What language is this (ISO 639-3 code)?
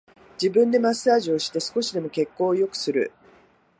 jpn